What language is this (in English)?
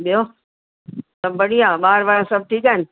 Sindhi